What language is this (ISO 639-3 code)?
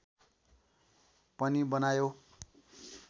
nep